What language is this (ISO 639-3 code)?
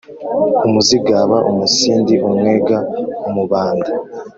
kin